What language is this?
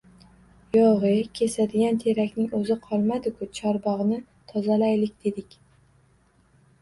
Uzbek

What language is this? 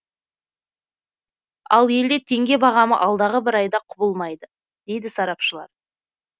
Kazakh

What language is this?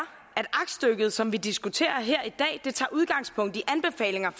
Danish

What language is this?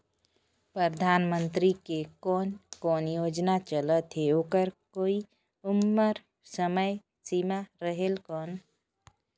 Chhattisgarhi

